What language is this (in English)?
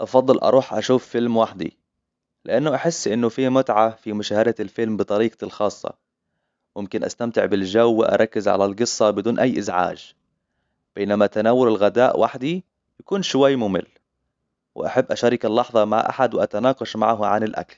Hijazi Arabic